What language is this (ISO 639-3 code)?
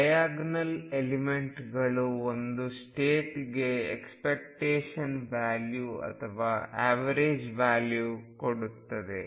kan